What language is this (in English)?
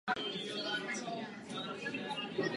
Czech